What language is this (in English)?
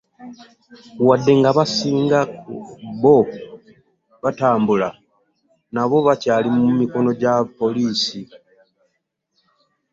Ganda